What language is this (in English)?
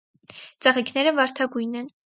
Armenian